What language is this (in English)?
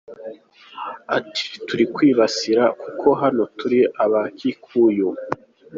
Kinyarwanda